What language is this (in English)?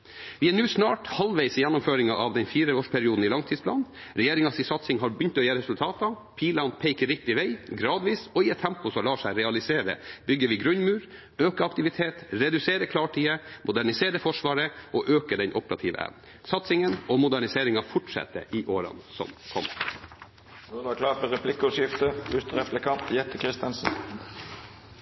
Norwegian